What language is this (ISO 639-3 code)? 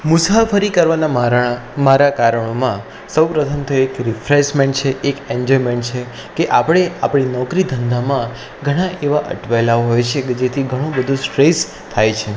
guj